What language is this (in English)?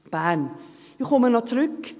Swiss German